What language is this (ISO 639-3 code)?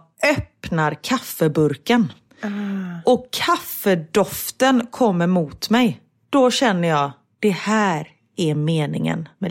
swe